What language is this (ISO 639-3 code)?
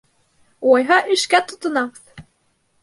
bak